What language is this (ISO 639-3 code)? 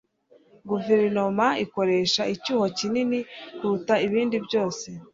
kin